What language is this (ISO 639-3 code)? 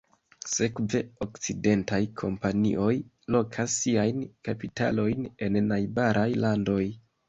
epo